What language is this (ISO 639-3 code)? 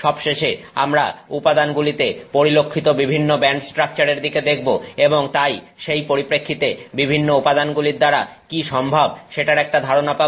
ben